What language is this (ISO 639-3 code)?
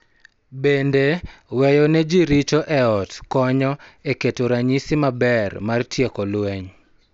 luo